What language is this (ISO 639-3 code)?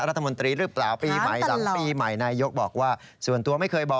tha